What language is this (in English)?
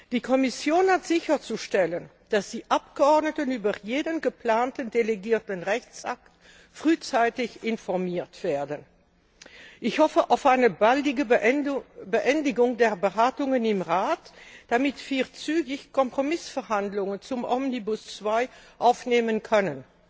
German